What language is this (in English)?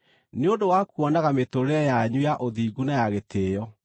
Kikuyu